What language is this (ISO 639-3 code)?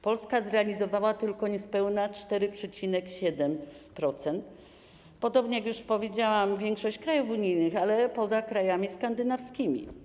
pol